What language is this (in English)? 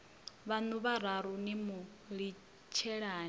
Venda